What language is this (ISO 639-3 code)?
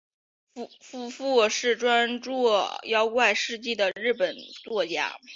zho